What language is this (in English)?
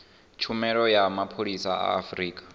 Venda